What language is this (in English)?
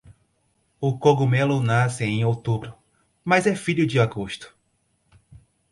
Portuguese